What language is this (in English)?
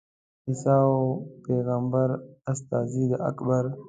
Pashto